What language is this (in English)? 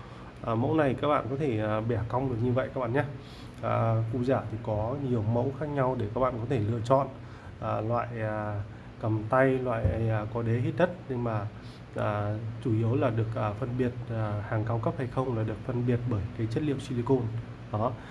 Vietnamese